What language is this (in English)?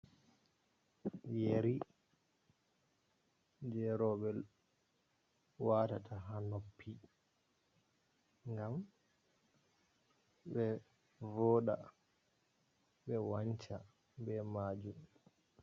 Fula